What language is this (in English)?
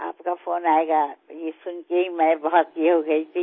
Hindi